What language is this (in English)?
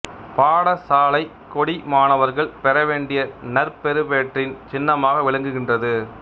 Tamil